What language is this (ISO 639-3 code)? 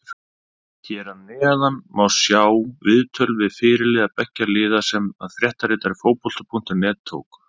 isl